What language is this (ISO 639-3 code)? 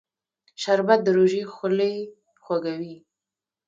pus